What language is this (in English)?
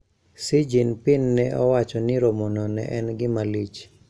Luo (Kenya and Tanzania)